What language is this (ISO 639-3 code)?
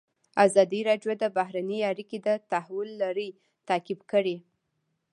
pus